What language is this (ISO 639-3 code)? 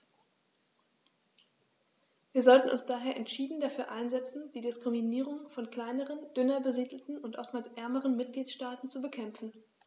deu